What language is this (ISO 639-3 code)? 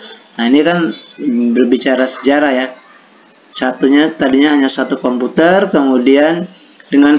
ind